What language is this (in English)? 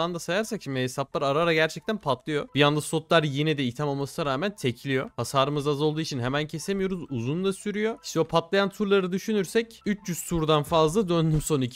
Turkish